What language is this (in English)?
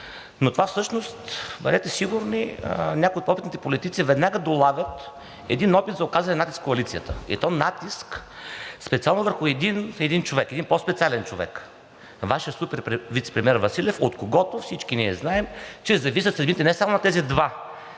Bulgarian